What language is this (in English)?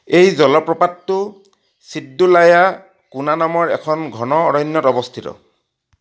Assamese